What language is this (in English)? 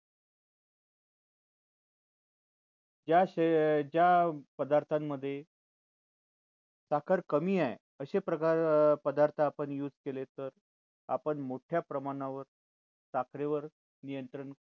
Marathi